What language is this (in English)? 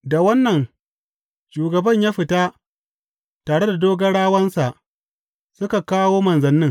Hausa